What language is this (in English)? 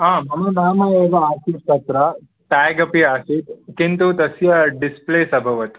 Sanskrit